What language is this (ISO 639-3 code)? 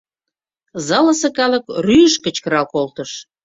chm